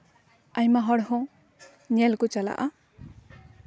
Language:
Santali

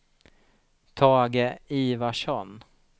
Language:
Swedish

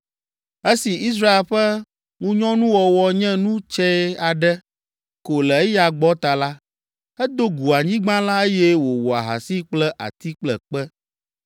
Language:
Ewe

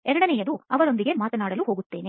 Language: Kannada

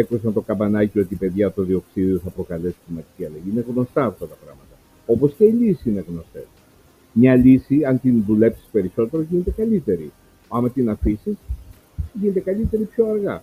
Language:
Greek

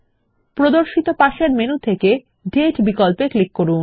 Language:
Bangla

